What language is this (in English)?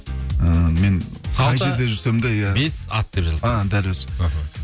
Kazakh